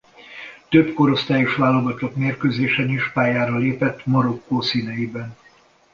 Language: Hungarian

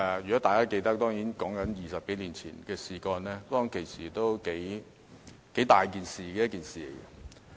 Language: Cantonese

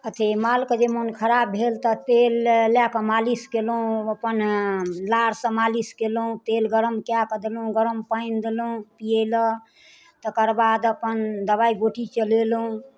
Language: Maithili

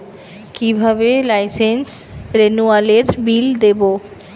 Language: Bangla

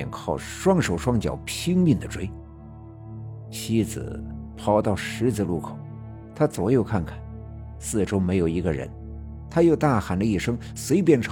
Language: Chinese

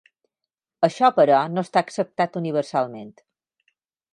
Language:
Catalan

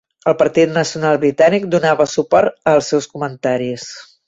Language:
Catalan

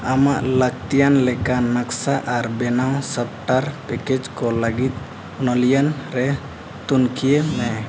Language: Santali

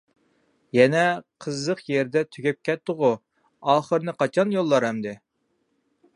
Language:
Uyghur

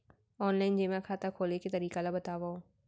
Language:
Chhattisgarhi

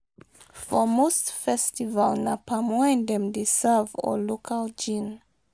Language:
Nigerian Pidgin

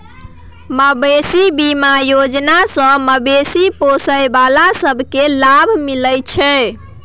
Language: Maithili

